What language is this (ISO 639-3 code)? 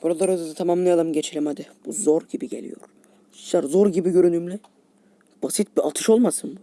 tur